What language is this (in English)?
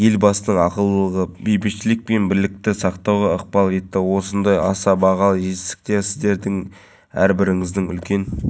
Kazakh